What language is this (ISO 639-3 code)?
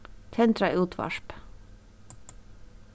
fao